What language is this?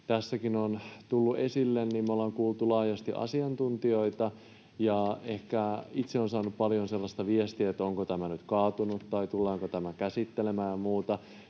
Finnish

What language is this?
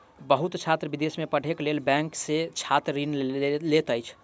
Maithili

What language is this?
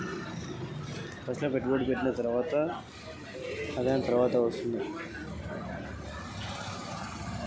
Telugu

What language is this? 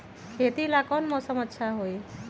Magahi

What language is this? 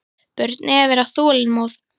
Icelandic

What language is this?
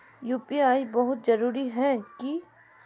Magahi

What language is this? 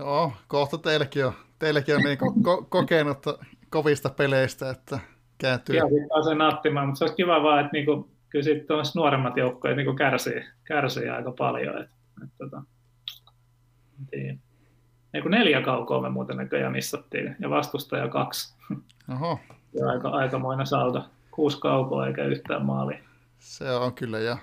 Finnish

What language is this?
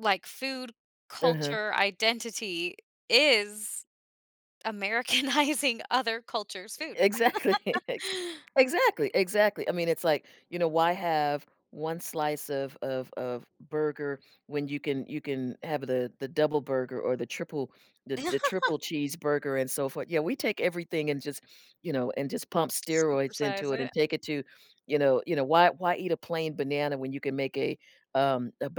English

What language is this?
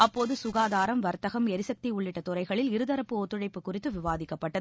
Tamil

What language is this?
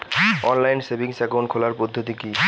Bangla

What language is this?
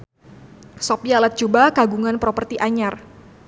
Sundanese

